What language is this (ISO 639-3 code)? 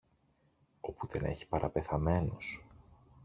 ell